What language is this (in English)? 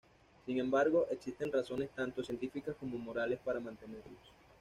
Spanish